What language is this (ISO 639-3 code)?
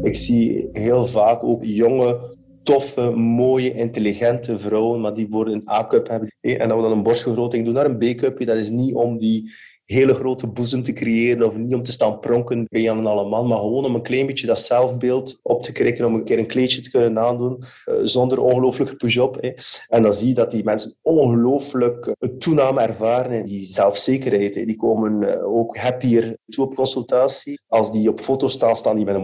nld